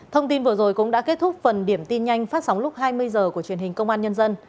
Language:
Vietnamese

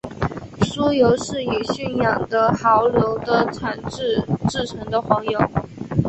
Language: Chinese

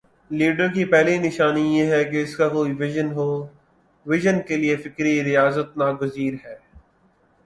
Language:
Urdu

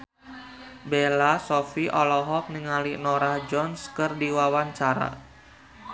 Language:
Sundanese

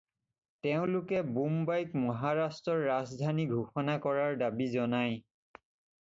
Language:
Assamese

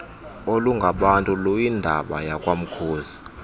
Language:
Xhosa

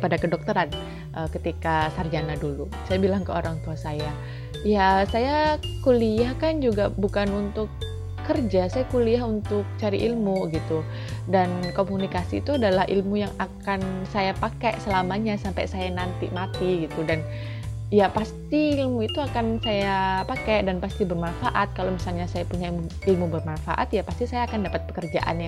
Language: Indonesian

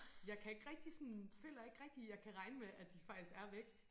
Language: Danish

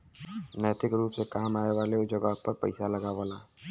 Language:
Bhojpuri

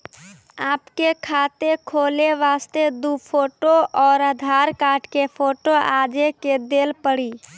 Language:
Maithili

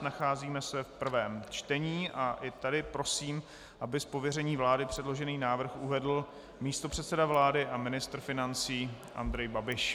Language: Czech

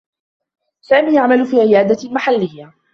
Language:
Arabic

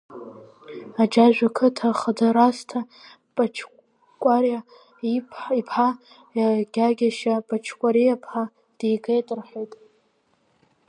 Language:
Abkhazian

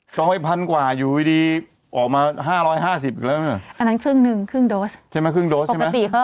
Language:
Thai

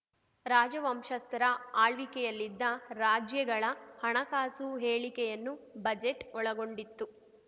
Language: Kannada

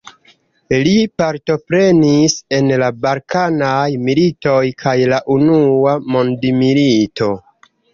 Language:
Esperanto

